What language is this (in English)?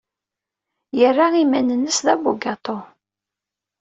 Kabyle